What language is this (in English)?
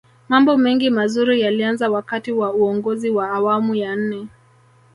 Swahili